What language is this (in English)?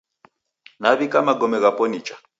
Taita